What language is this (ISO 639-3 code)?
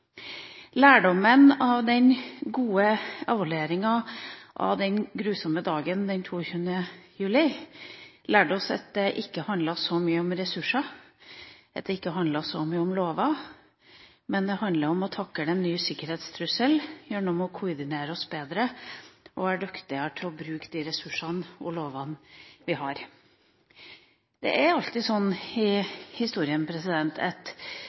nob